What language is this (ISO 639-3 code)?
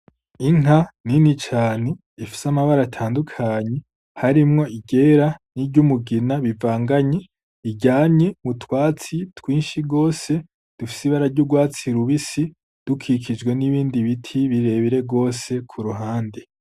run